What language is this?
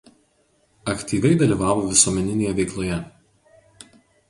Lithuanian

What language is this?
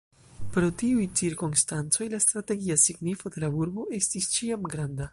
Esperanto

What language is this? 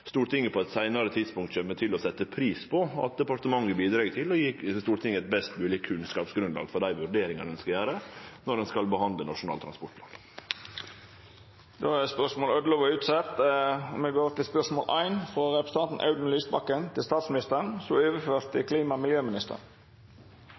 Norwegian Nynorsk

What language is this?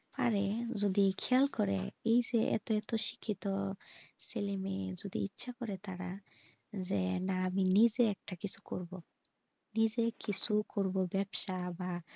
Bangla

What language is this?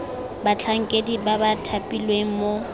Tswana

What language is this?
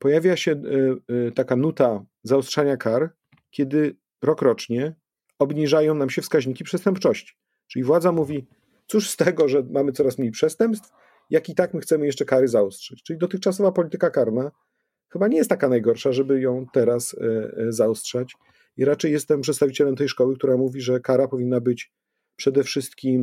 Polish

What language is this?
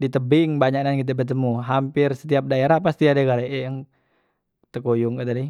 Musi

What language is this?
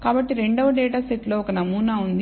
Telugu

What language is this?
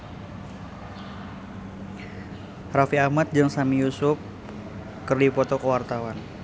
Sundanese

